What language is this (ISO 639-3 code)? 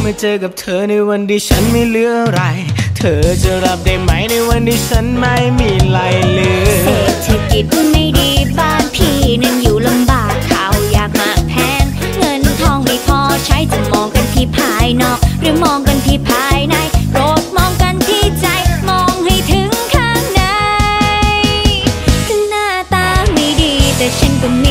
tha